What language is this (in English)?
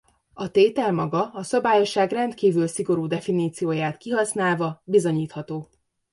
Hungarian